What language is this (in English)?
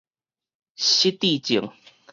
Min Nan Chinese